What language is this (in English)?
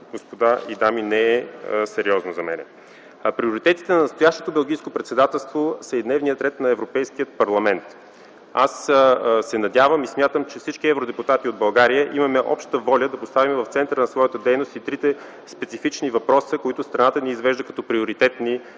Bulgarian